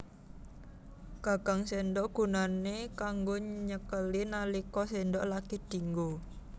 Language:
Javanese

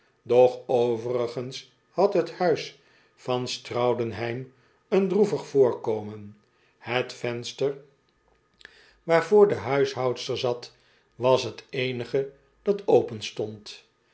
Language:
Dutch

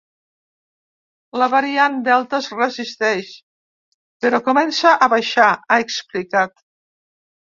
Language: Catalan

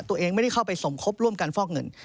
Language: Thai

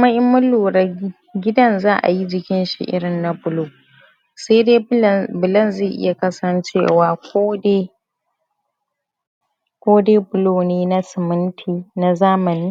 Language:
Hausa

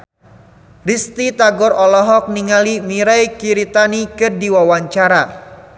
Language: Sundanese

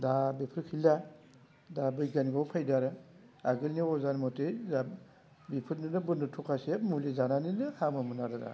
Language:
Bodo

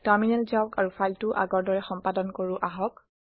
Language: Assamese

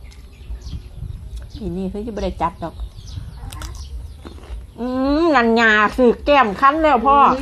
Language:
Thai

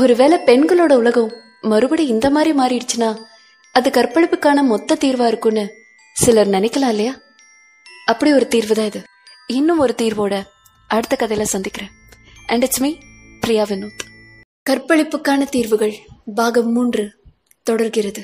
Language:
Tamil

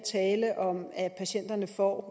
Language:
Danish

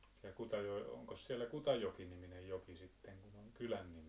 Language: Finnish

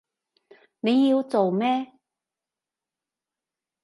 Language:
Cantonese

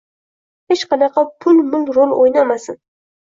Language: Uzbek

